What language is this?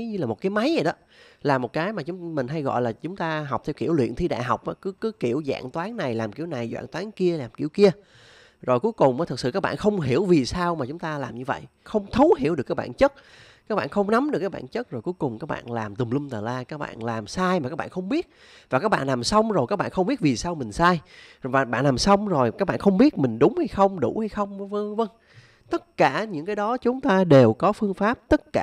Vietnamese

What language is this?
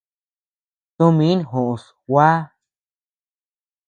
Tepeuxila Cuicatec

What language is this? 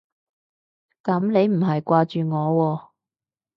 Cantonese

